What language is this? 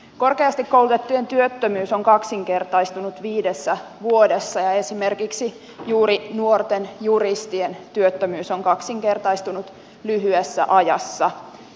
Finnish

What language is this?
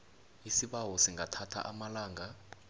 South Ndebele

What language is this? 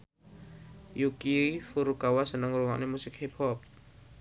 Javanese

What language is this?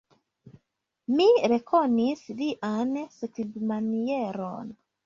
Esperanto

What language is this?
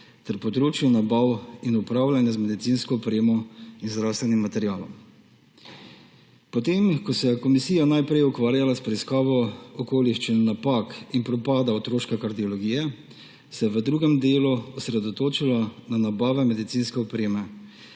Slovenian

